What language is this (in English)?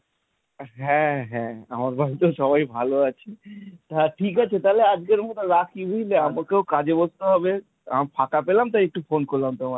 Bangla